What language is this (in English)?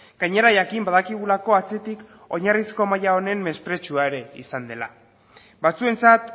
Basque